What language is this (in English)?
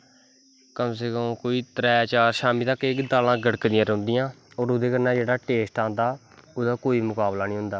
Dogri